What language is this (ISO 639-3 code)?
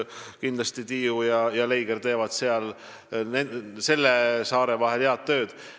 est